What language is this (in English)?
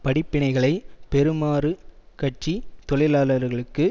Tamil